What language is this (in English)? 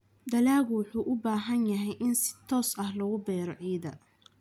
Somali